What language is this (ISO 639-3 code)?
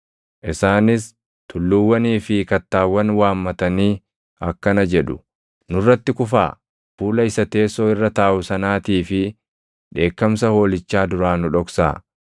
orm